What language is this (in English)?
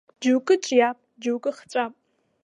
Abkhazian